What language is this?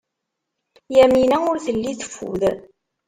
Kabyle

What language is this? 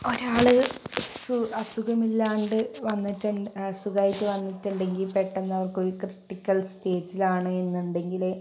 Malayalam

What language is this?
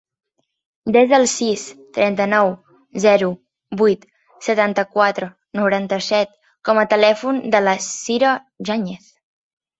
Catalan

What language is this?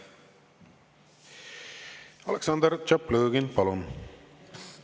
Estonian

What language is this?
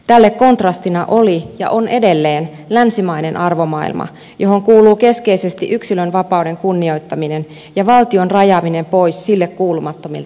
Finnish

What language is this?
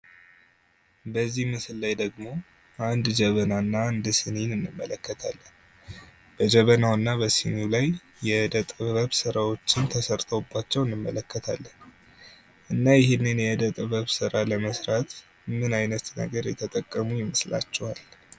Amharic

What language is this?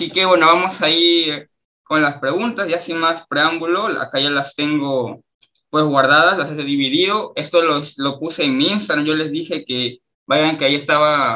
Spanish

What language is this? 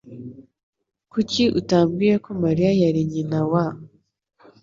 Kinyarwanda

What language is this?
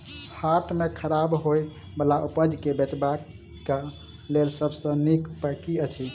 Maithili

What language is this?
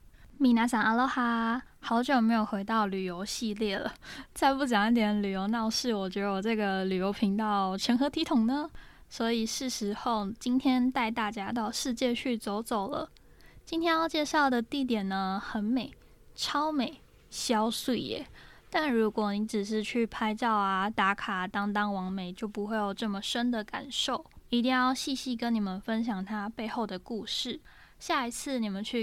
Chinese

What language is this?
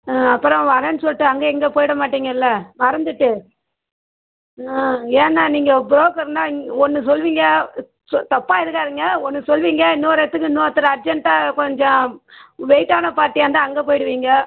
Tamil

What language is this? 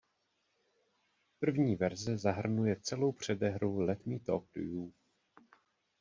Czech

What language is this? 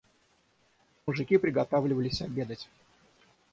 Russian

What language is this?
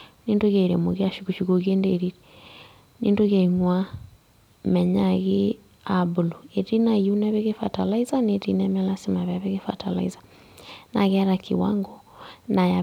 Masai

